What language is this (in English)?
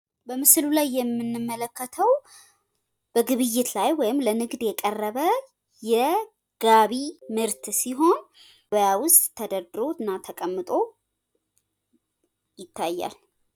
Amharic